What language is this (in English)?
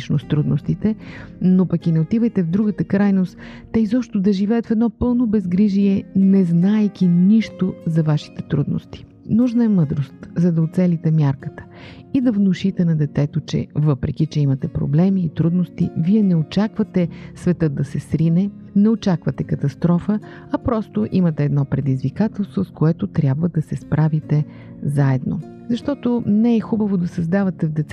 Bulgarian